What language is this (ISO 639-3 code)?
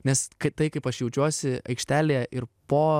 lit